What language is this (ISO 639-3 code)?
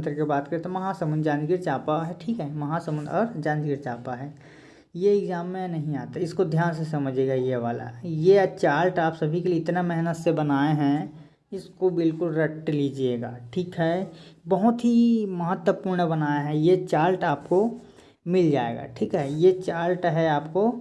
hin